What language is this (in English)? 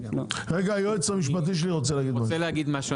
Hebrew